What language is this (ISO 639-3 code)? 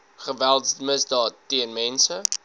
afr